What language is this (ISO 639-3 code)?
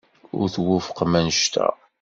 kab